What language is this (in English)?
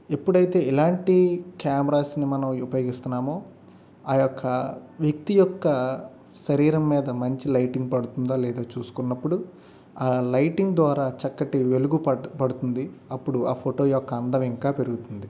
Telugu